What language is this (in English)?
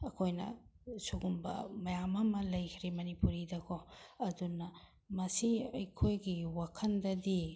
Manipuri